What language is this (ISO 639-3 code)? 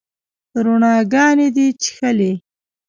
pus